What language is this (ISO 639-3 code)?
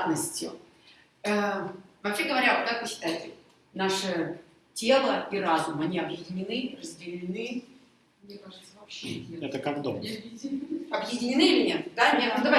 rus